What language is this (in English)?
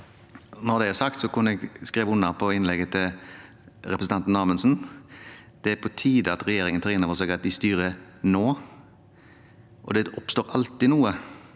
Norwegian